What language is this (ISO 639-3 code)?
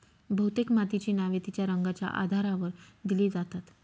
mar